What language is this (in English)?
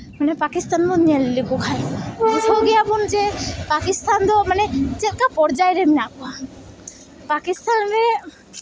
Santali